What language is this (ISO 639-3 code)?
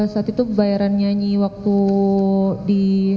ind